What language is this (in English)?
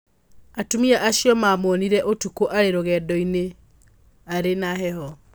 Kikuyu